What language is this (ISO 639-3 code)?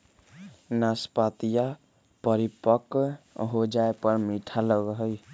mag